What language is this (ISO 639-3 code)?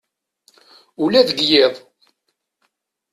kab